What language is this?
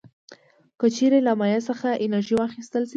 Pashto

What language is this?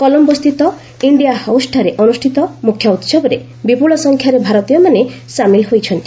Odia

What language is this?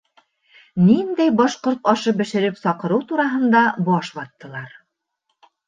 Bashkir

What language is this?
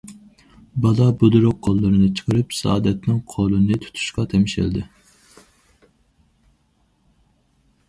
Uyghur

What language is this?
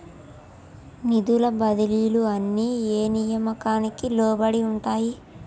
Telugu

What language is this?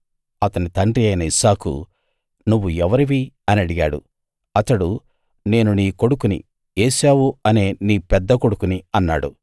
Telugu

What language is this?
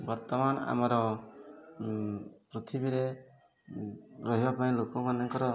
Odia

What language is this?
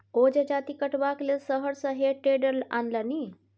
Maithili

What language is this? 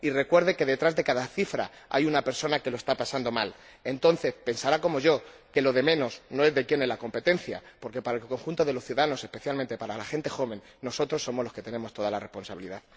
Spanish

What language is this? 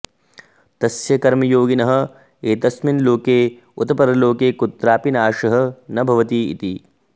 Sanskrit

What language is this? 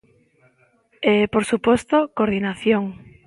Galician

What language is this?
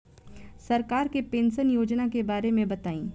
Bhojpuri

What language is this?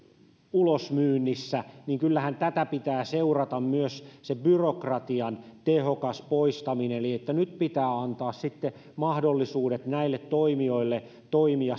Finnish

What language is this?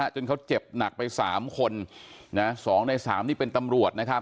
Thai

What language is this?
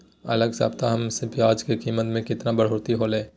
Magahi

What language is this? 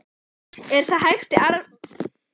Icelandic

